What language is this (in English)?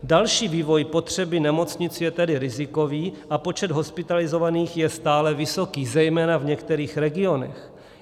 Czech